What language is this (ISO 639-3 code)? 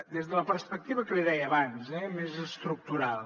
cat